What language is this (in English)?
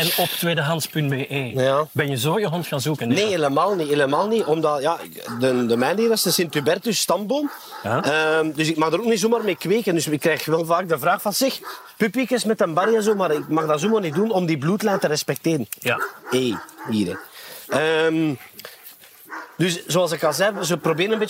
Dutch